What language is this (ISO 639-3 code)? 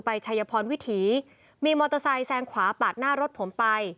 tha